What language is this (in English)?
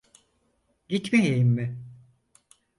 Turkish